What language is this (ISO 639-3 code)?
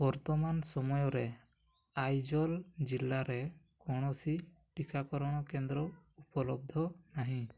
ori